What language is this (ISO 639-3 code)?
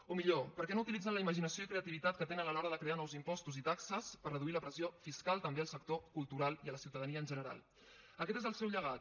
cat